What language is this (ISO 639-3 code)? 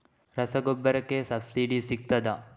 kan